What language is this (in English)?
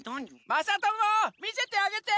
Japanese